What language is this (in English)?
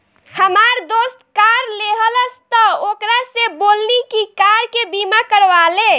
Bhojpuri